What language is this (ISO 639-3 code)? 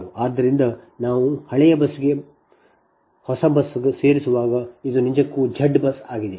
kan